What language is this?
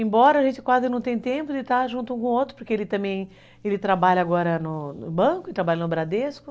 Portuguese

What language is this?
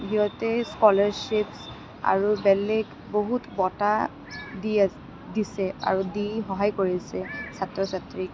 Assamese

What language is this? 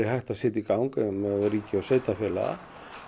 Icelandic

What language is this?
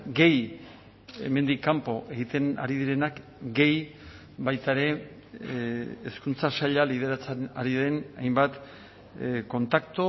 Basque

